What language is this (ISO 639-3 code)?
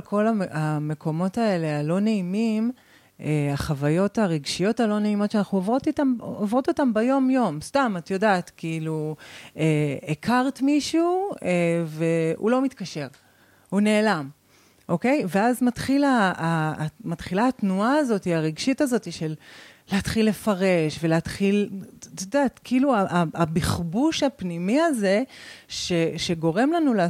heb